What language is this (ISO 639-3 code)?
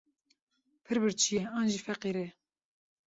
kur